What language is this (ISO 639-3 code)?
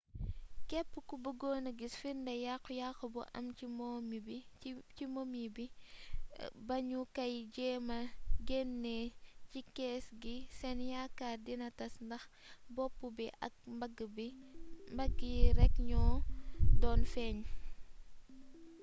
wol